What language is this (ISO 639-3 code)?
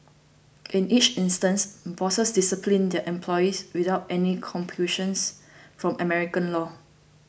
eng